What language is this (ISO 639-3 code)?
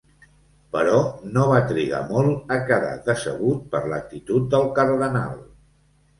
cat